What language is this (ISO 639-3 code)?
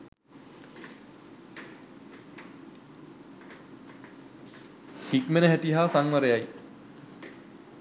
sin